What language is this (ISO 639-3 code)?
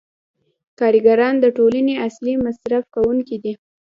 pus